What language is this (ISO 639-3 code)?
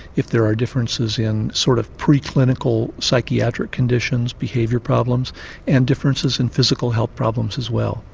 eng